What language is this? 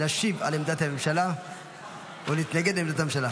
Hebrew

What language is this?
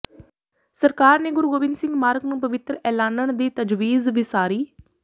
Punjabi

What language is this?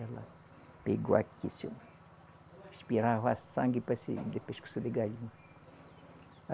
Portuguese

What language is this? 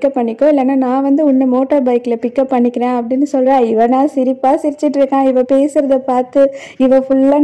Thai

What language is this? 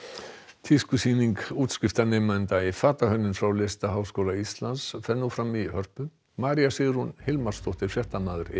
Icelandic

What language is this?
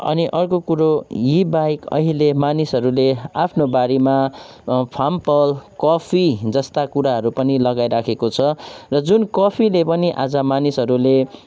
Nepali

